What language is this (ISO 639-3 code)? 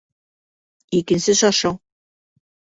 bak